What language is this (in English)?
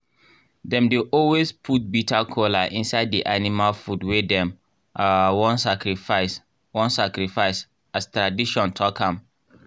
Nigerian Pidgin